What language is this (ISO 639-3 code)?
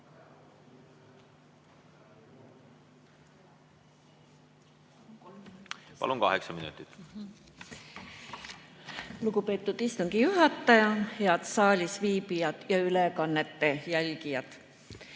est